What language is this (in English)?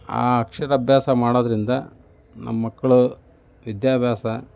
Kannada